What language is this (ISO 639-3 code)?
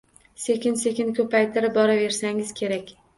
uzb